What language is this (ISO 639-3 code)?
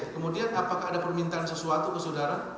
ind